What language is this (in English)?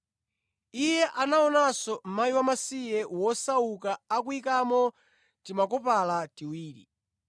Nyanja